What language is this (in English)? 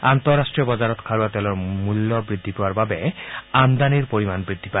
Assamese